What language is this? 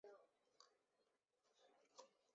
Chinese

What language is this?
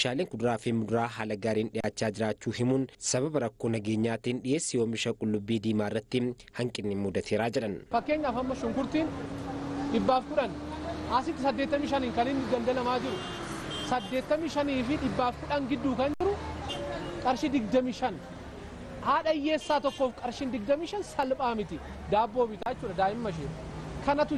Arabic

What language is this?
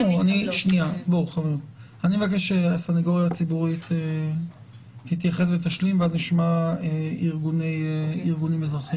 Hebrew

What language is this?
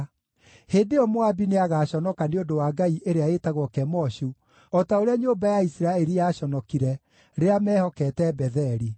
Kikuyu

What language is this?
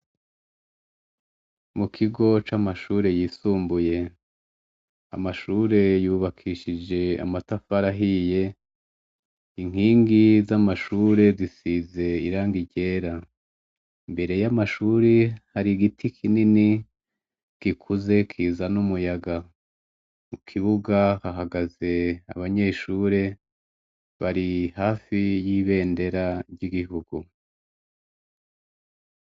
Rundi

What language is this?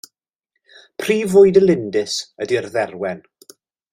Welsh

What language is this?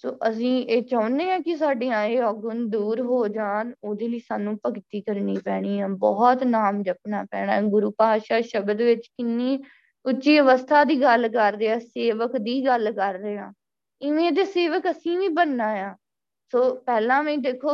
Punjabi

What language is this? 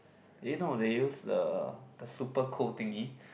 English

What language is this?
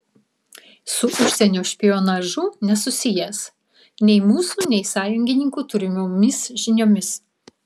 Lithuanian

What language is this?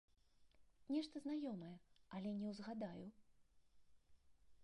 Belarusian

